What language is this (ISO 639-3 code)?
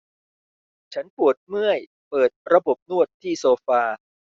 tha